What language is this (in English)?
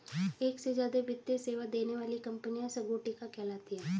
Hindi